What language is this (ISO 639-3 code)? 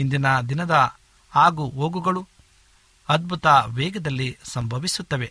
kan